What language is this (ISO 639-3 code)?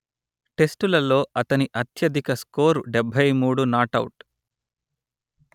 tel